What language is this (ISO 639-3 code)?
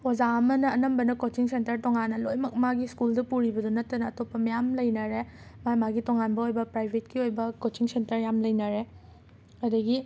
mni